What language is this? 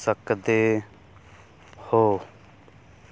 Punjabi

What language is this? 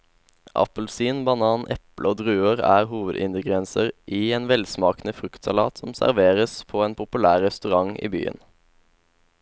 Norwegian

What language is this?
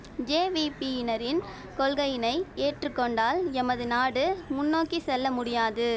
Tamil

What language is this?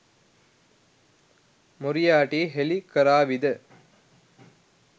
Sinhala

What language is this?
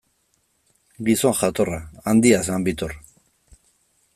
Basque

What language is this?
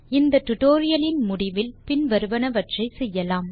Tamil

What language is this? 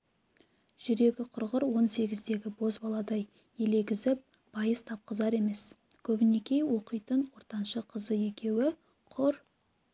Kazakh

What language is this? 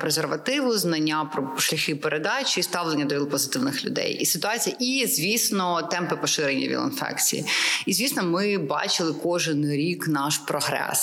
Ukrainian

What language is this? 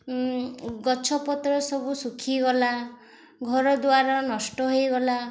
Odia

